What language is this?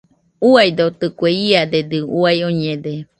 Nüpode Huitoto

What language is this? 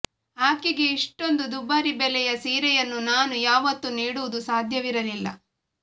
Kannada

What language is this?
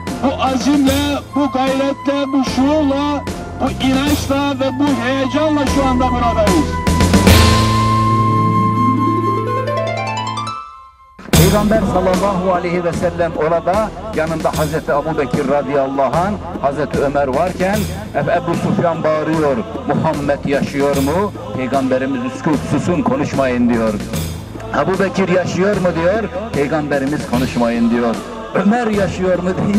Turkish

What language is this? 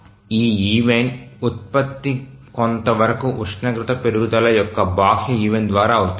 Telugu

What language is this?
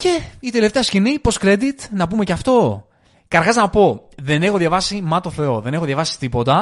Greek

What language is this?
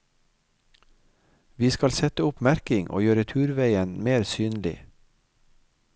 Norwegian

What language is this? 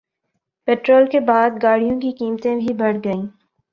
Urdu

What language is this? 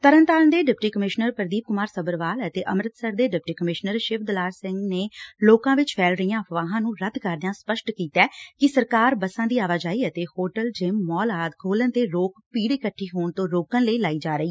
Punjabi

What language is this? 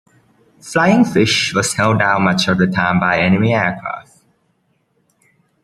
English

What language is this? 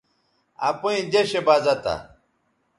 Bateri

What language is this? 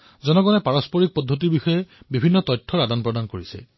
Assamese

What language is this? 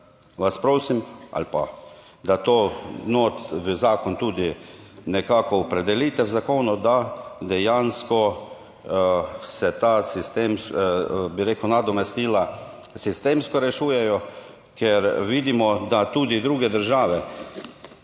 Slovenian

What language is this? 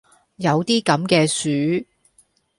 Cantonese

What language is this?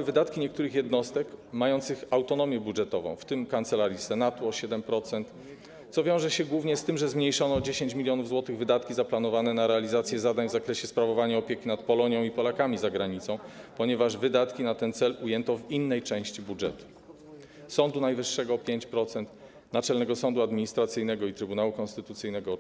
Polish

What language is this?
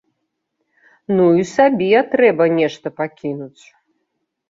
Belarusian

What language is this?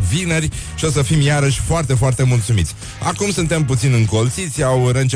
Romanian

